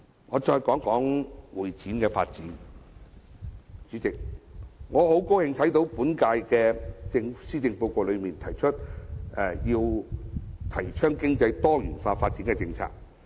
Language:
Cantonese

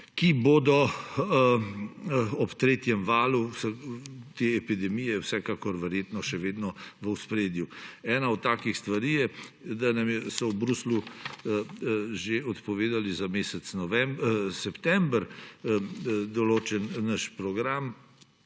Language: Slovenian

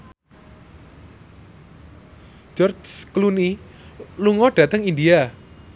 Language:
Javanese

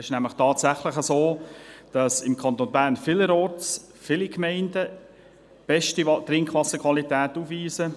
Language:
Swiss German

